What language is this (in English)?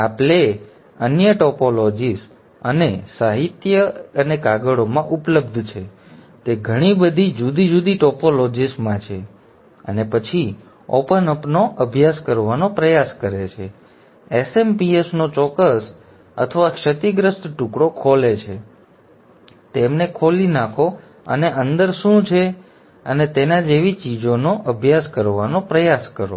Gujarati